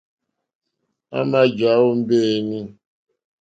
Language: Mokpwe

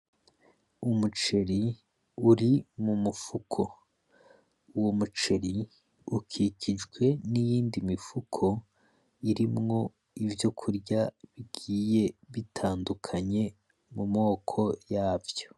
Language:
Rundi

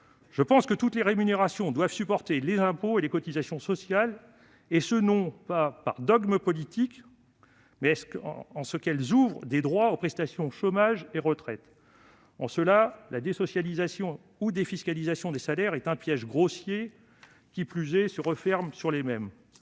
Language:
French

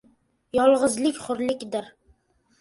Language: Uzbek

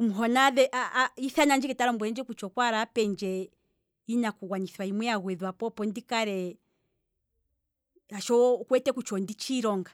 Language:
Kwambi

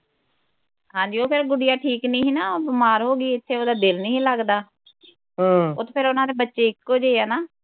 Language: Punjabi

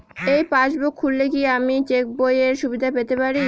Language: Bangla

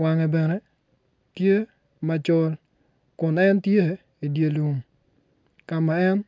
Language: Acoli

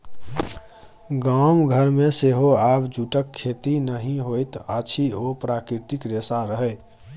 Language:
Maithili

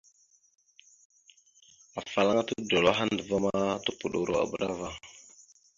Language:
Mada (Cameroon)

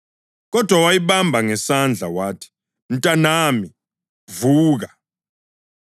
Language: North Ndebele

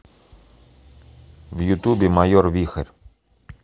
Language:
Russian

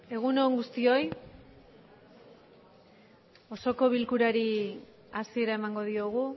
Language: Basque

